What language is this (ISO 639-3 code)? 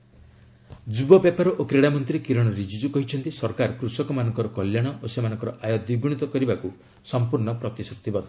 ori